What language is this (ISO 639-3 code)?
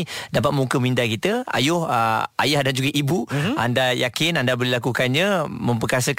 msa